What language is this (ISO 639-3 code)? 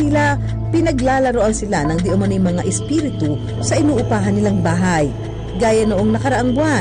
fil